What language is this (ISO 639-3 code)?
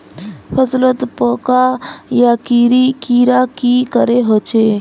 mag